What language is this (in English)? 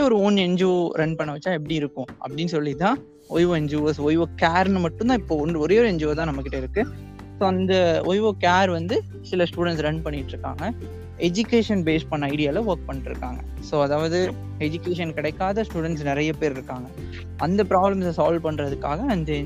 Tamil